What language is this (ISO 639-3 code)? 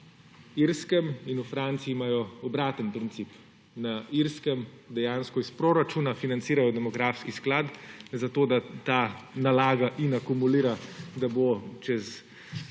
slv